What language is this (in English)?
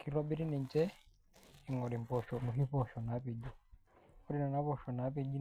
Masai